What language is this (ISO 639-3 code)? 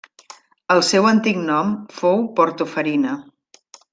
cat